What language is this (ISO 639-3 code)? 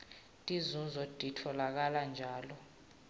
ssw